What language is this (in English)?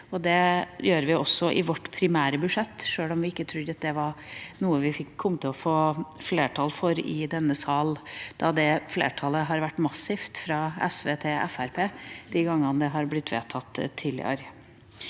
Norwegian